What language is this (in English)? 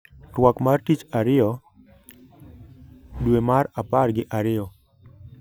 Luo (Kenya and Tanzania)